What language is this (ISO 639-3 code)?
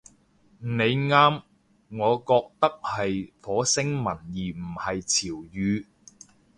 yue